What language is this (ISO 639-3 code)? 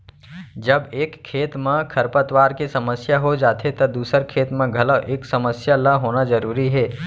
hne